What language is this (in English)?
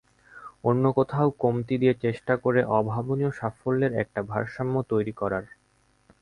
Bangla